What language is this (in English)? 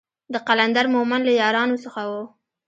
Pashto